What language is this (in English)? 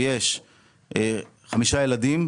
Hebrew